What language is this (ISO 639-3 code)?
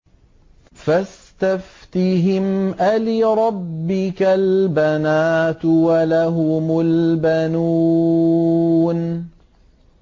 ara